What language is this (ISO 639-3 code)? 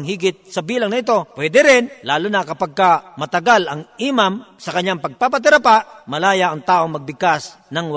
fil